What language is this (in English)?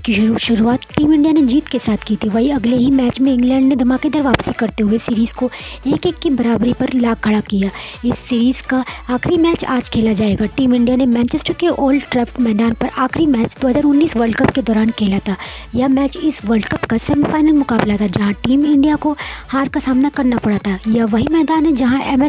Hindi